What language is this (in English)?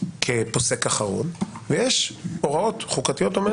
Hebrew